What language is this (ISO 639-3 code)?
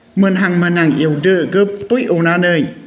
brx